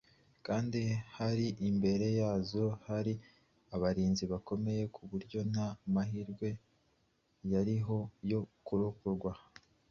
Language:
Kinyarwanda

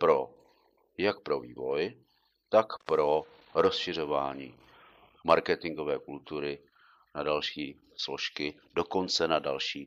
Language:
Czech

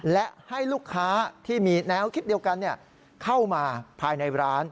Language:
Thai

